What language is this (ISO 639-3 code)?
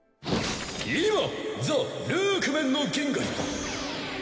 jpn